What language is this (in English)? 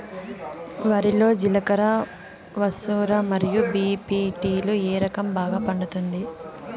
Telugu